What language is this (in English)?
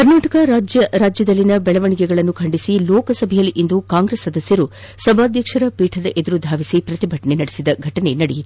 Kannada